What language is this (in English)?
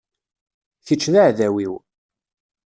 Kabyle